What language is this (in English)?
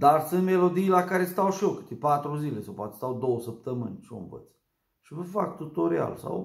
Romanian